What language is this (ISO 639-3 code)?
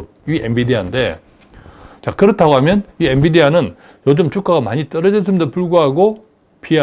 kor